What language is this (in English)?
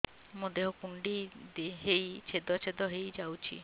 Odia